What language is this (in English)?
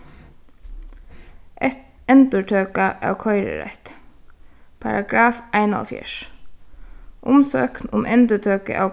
Faroese